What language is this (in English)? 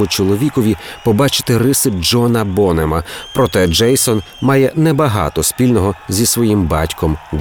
Ukrainian